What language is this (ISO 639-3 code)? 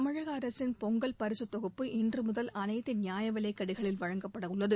tam